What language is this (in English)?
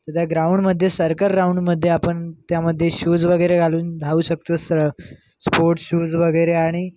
Marathi